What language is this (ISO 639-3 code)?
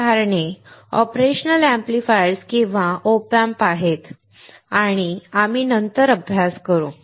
mar